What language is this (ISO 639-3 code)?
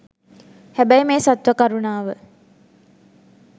sin